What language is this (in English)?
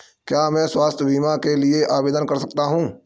Hindi